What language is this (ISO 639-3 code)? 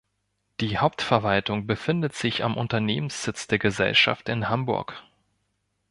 deu